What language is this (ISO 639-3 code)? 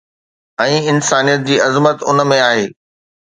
snd